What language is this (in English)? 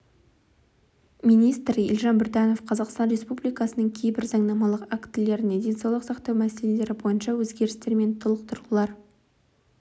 Kazakh